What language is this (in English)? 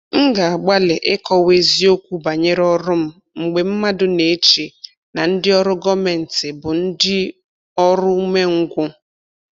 Igbo